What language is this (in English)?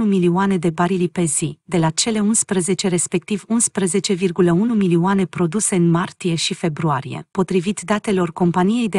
Romanian